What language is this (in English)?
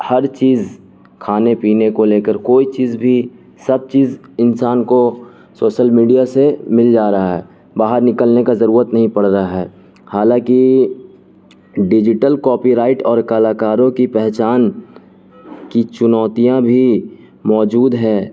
Urdu